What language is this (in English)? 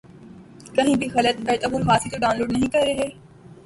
Urdu